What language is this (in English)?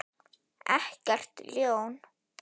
Icelandic